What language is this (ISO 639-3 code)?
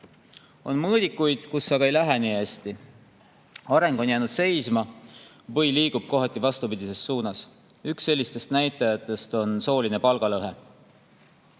est